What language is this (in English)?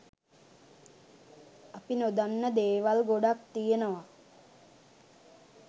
Sinhala